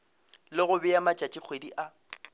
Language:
Northern Sotho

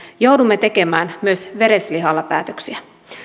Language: Finnish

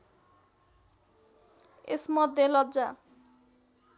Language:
Nepali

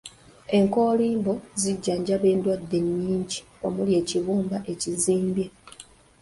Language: Ganda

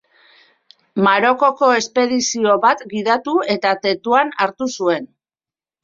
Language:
Basque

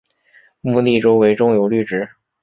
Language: Chinese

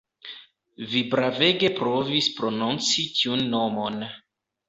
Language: Esperanto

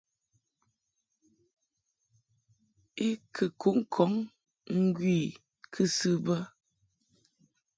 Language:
Mungaka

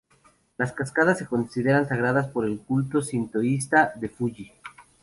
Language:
Spanish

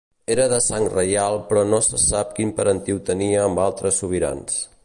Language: Catalan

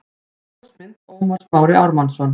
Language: Icelandic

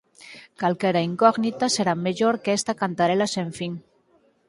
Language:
Galician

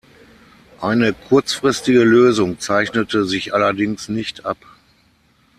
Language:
German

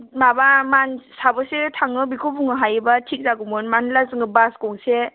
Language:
Bodo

